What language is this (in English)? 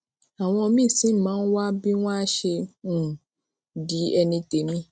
Yoruba